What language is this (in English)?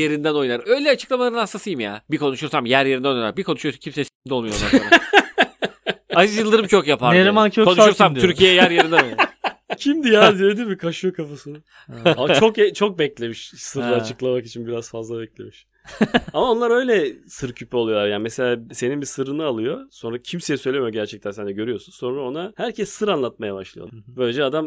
Turkish